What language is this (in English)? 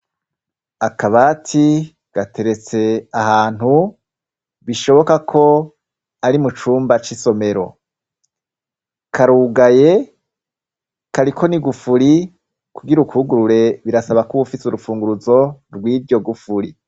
Rundi